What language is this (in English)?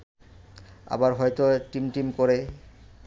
Bangla